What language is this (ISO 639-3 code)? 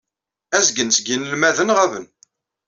kab